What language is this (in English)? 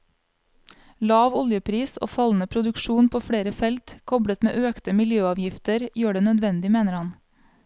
Norwegian